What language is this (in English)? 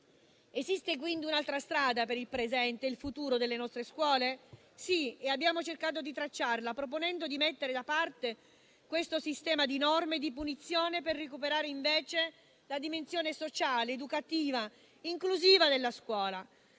Italian